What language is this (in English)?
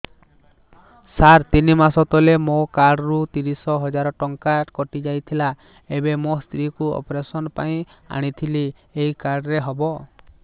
Odia